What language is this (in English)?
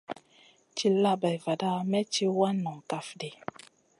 Masana